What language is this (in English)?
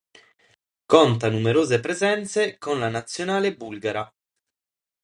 Italian